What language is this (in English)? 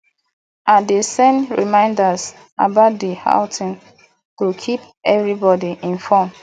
Nigerian Pidgin